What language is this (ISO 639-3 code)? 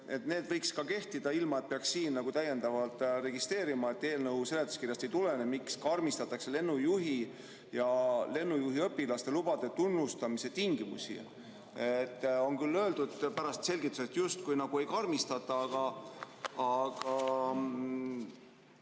est